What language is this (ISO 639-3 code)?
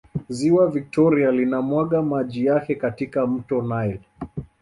swa